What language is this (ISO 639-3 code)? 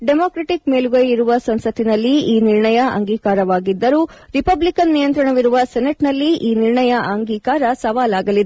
kan